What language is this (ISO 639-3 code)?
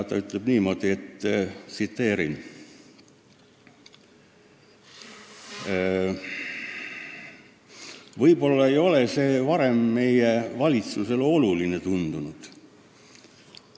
est